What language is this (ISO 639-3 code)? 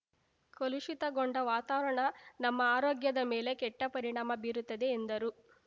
kan